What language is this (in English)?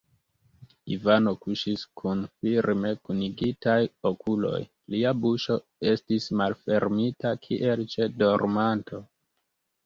Esperanto